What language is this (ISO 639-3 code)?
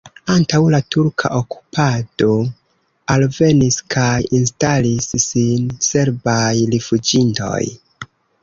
epo